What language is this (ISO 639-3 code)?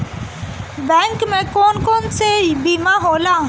bho